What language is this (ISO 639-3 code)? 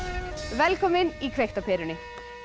isl